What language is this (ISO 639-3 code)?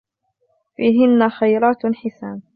ara